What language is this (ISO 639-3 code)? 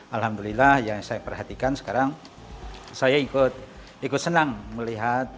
ind